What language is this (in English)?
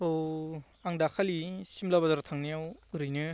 Bodo